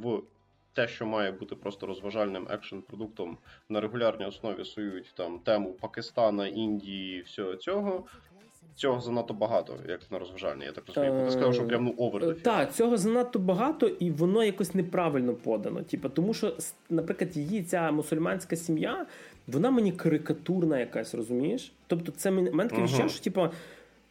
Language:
Ukrainian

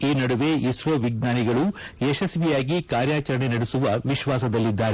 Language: Kannada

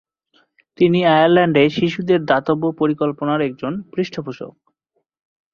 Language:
Bangla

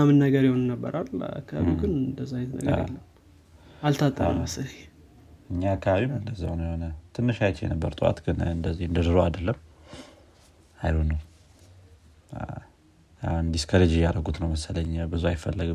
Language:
Amharic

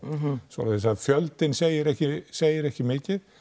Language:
Icelandic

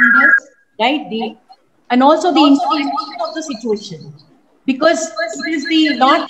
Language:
English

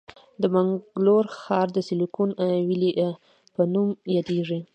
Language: Pashto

